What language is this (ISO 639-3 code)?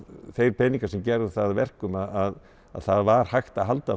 isl